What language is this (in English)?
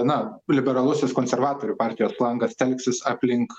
Lithuanian